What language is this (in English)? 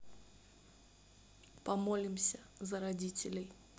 Russian